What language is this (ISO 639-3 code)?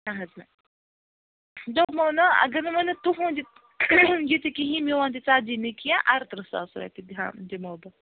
kas